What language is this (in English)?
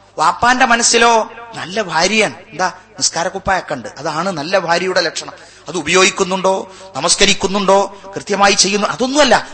Malayalam